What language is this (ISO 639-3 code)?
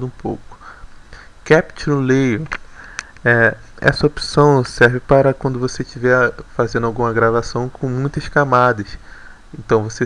por